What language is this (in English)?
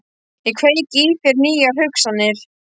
Icelandic